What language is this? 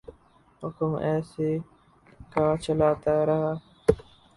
Urdu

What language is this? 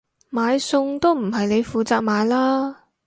Cantonese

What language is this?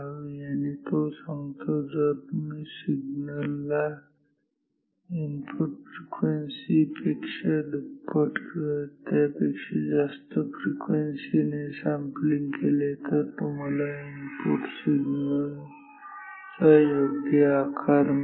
Marathi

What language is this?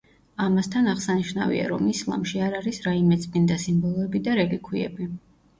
Georgian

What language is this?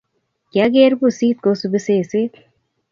Kalenjin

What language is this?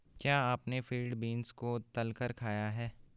Hindi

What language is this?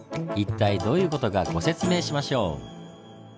Japanese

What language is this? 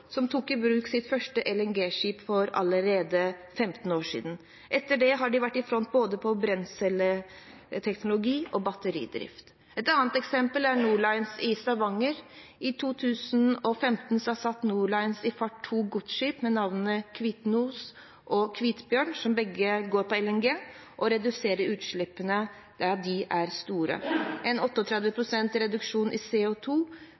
Norwegian Bokmål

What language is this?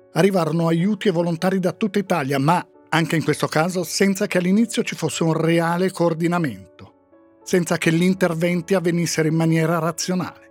Italian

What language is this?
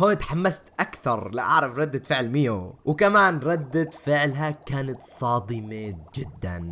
Arabic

